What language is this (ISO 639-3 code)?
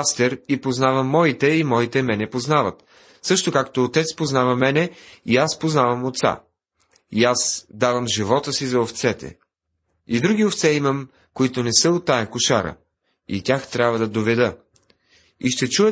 bul